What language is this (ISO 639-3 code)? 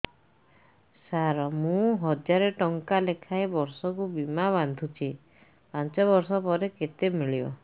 ori